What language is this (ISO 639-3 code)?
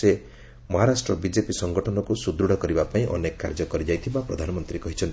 ori